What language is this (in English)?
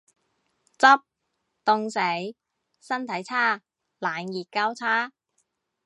Cantonese